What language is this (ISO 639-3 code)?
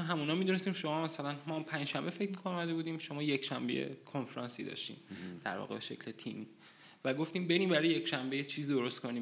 fas